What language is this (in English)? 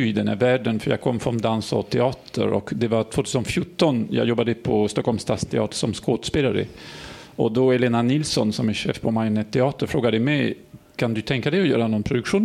Swedish